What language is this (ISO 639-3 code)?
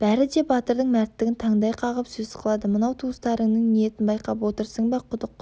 kaz